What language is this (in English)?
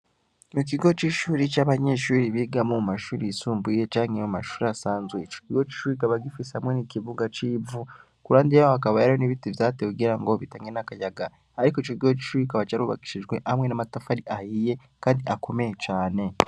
Rundi